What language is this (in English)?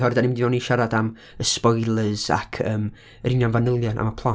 Welsh